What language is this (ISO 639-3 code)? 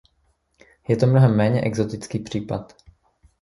ces